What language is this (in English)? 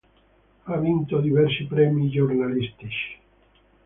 Italian